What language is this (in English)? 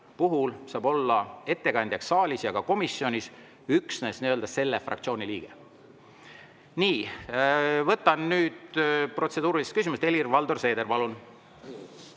Estonian